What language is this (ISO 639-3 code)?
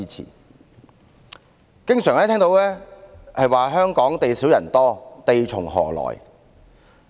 yue